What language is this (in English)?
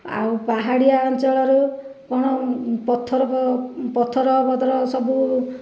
Odia